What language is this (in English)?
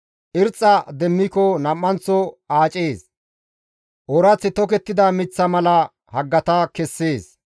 Gamo